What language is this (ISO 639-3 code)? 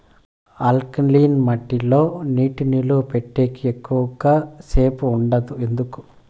tel